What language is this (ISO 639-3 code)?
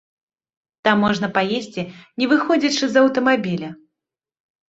bel